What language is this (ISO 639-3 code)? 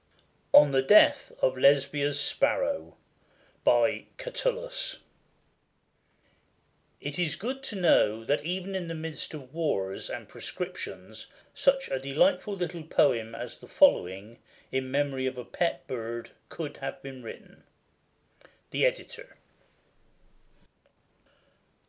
eng